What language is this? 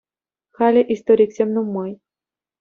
Chuvash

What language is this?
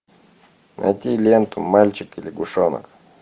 Russian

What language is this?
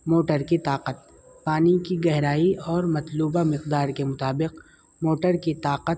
Urdu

